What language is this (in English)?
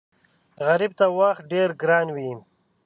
Pashto